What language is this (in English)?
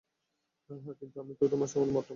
Bangla